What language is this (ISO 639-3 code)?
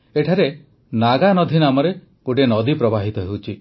ori